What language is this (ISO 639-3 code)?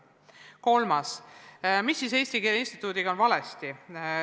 est